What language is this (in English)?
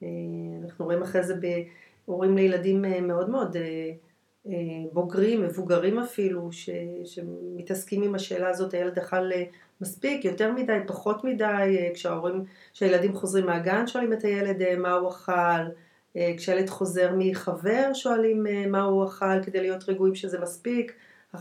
Hebrew